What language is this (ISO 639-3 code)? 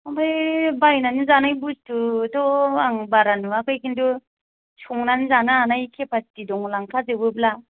brx